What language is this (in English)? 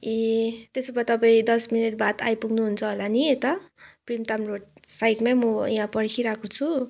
Nepali